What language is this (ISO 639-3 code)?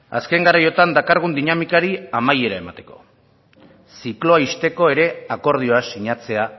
eus